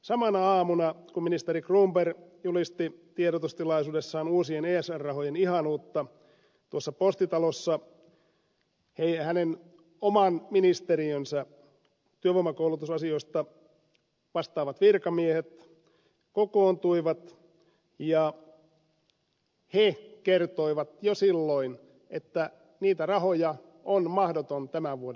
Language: Finnish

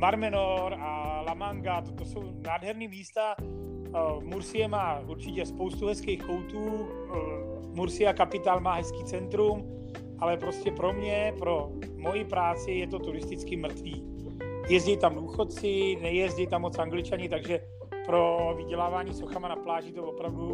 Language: Czech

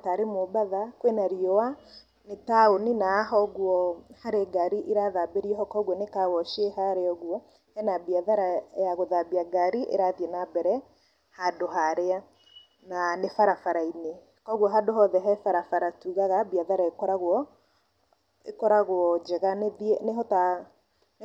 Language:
Kikuyu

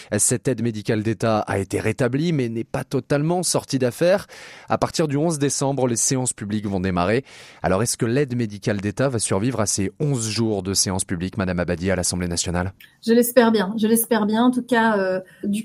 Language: French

